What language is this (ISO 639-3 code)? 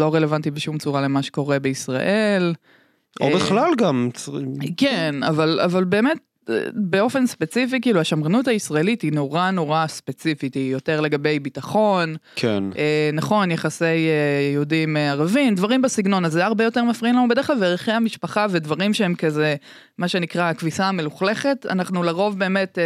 heb